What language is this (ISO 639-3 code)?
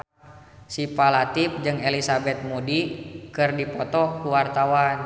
sun